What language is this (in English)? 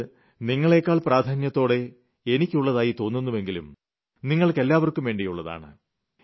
Malayalam